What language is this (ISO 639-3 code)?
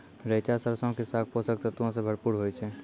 mai